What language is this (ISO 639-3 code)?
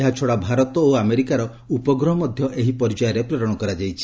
ori